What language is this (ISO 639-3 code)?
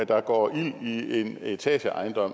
dan